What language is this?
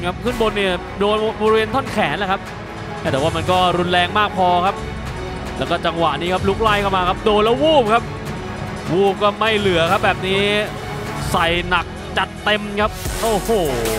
Thai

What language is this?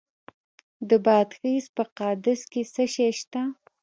Pashto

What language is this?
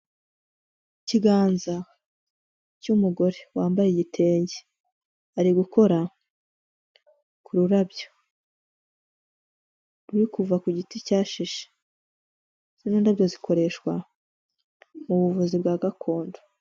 Kinyarwanda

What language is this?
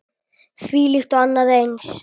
Icelandic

